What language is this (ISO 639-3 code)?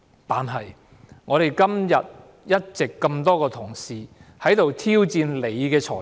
yue